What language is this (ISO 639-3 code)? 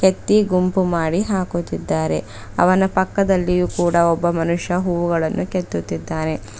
kan